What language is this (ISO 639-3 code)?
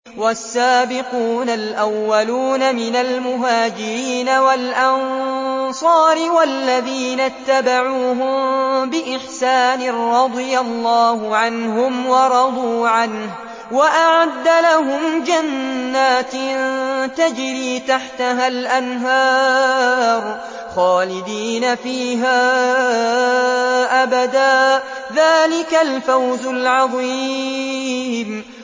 ara